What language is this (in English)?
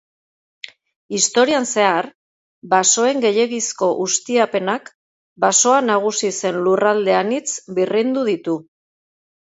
Basque